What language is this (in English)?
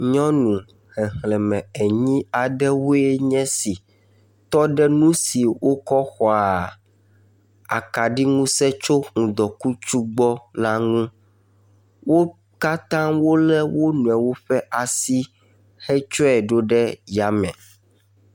Ewe